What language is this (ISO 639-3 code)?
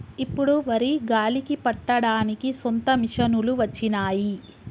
tel